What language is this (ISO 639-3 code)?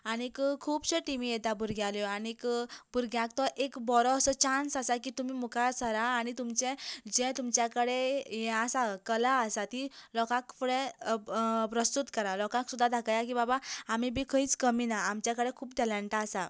kok